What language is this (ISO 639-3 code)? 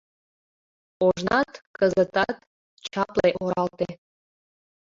chm